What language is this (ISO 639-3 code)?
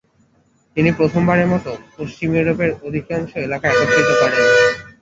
ben